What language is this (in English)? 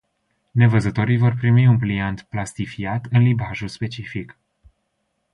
Romanian